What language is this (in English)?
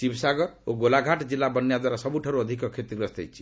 Odia